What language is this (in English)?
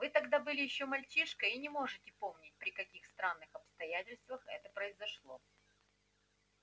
Russian